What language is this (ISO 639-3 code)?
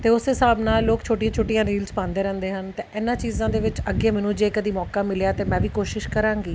pan